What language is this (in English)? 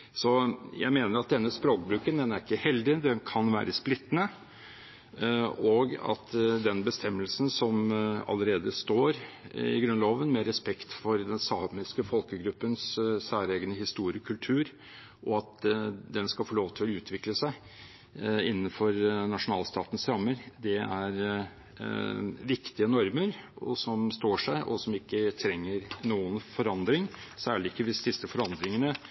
Norwegian Bokmål